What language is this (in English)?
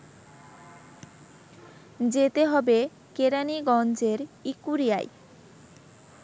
Bangla